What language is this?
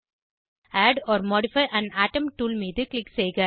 Tamil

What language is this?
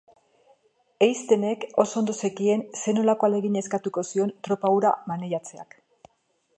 Basque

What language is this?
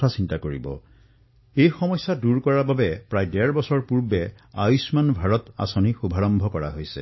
Assamese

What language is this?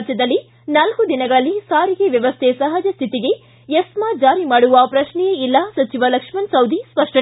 Kannada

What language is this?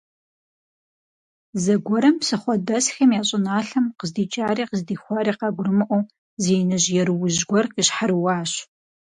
Kabardian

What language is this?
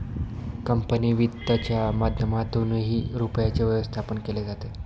Marathi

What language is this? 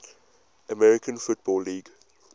English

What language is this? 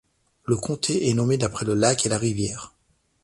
French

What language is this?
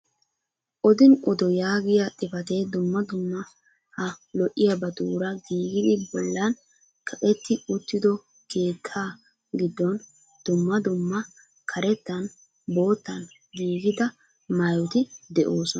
Wolaytta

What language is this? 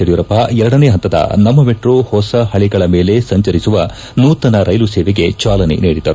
Kannada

